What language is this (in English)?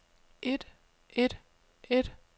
Danish